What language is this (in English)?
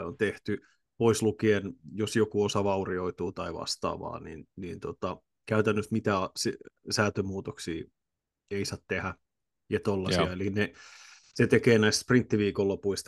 Finnish